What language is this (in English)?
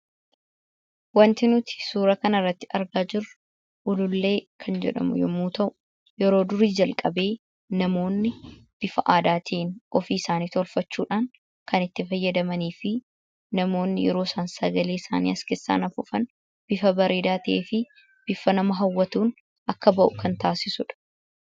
Oromo